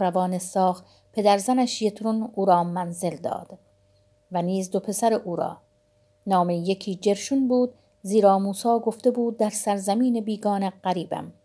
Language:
Persian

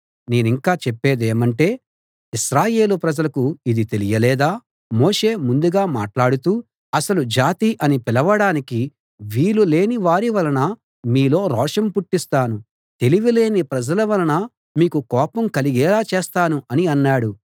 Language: Telugu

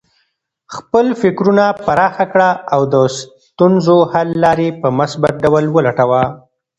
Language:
Pashto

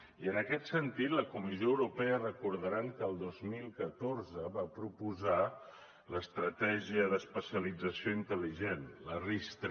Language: Catalan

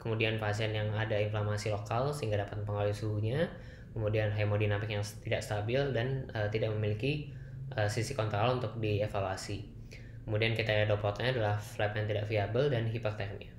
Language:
Indonesian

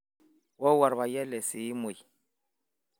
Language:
Masai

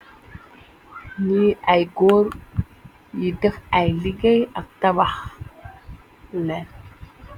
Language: Wolof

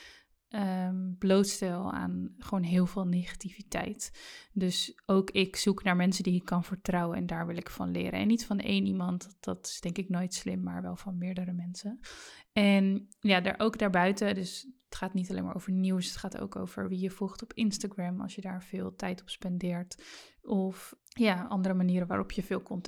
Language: Dutch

